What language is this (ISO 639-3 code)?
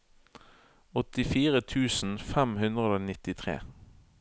nor